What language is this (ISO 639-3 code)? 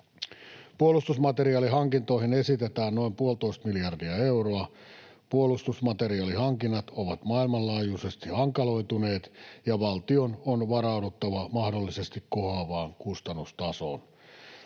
fin